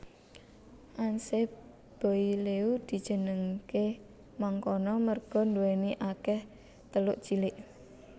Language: Javanese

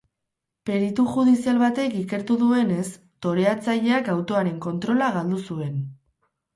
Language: Basque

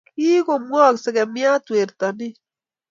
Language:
Kalenjin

